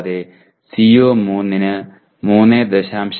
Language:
Malayalam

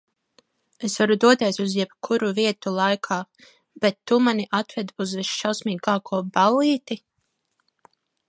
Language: Latvian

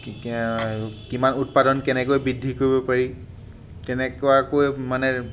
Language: Assamese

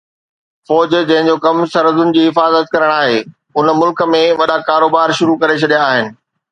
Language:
Sindhi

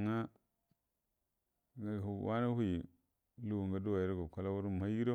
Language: Buduma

